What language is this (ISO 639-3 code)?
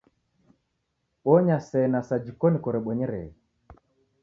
dav